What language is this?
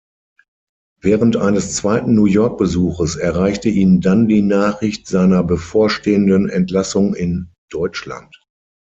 German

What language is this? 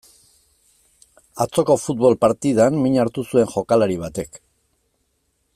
Basque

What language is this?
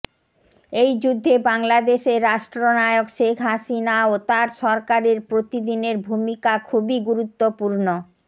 Bangla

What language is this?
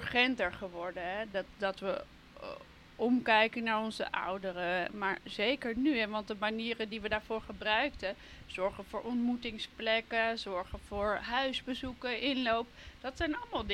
Dutch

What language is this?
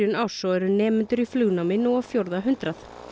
Icelandic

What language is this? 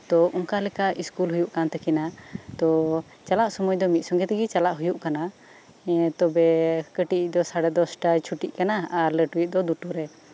Santali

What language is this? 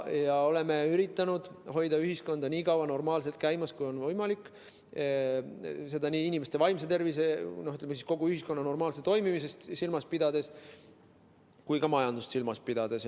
Estonian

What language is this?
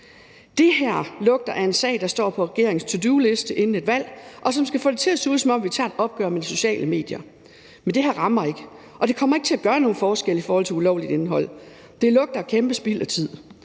Danish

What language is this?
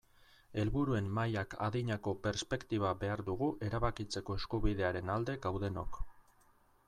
Basque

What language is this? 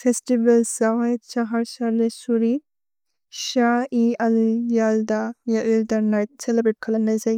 Bodo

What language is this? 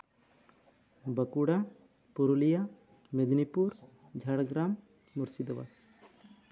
Santali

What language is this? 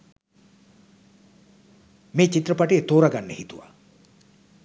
Sinhala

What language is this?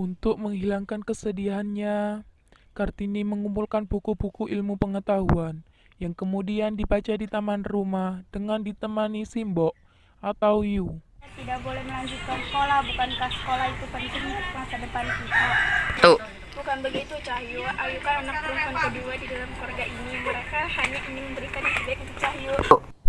Indonesian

